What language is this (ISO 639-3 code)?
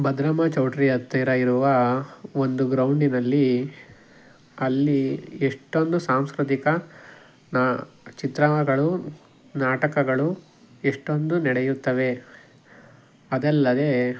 kan